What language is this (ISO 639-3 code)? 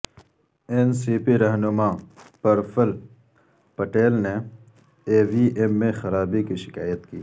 urd